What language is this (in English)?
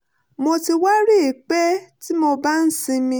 Yoruba